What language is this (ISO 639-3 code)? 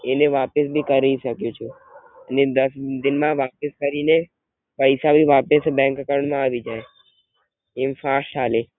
guj